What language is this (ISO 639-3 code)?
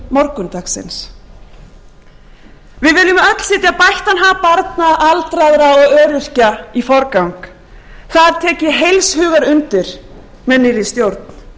isl